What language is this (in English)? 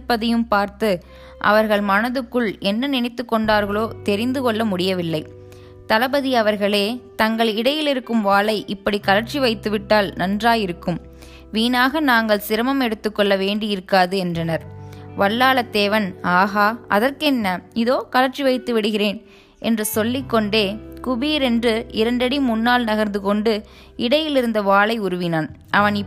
Tamil